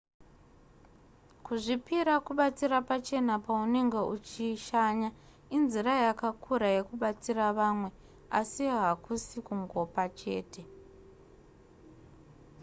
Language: Shona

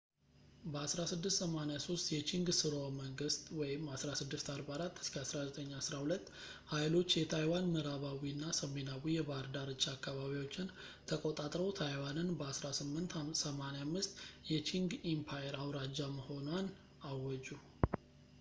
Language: Amharic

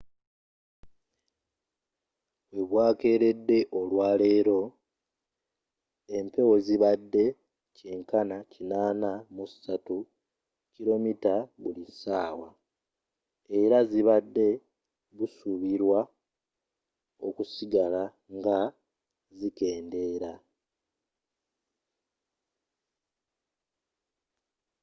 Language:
Ganda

